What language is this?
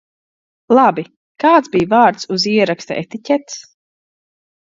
Latvian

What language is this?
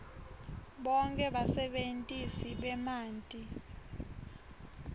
Swati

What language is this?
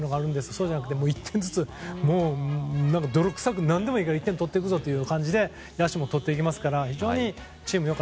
Japanese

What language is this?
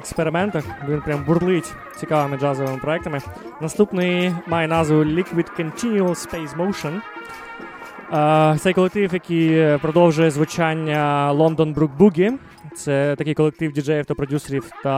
Ukrainian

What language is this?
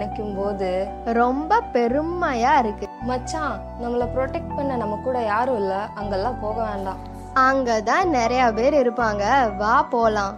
Tamil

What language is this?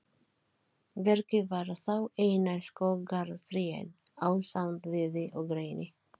Icelandic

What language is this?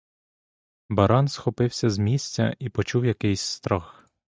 Ukrainian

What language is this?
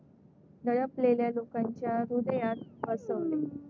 Marathi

